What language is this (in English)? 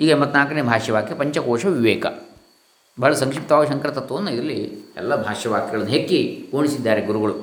Kannada